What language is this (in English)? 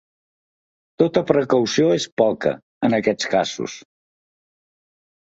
Catalan